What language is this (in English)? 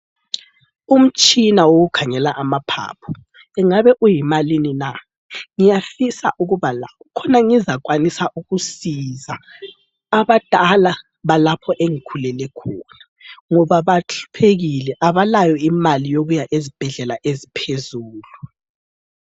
North Ndebele